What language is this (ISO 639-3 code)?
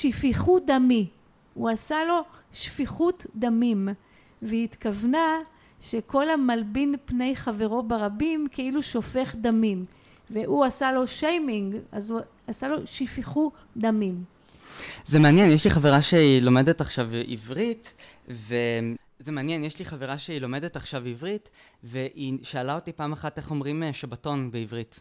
heb